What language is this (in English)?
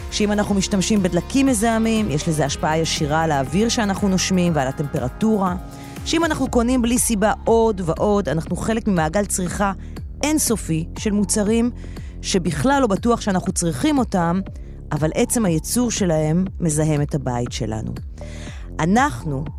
Hebrew